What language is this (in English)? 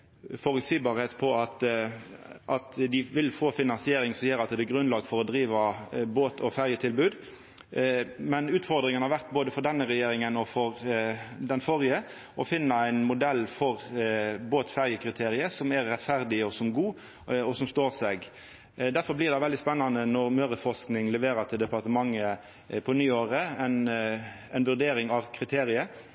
Norwegian Nynorsk